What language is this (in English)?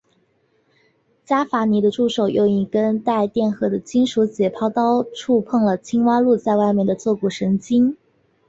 Chinese